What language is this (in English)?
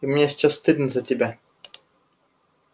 Russian